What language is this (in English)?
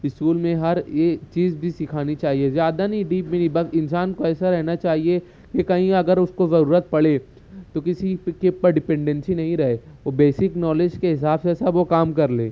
Urdu